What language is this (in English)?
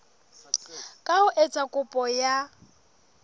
Southern Sotho